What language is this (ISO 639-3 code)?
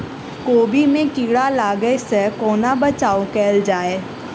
mai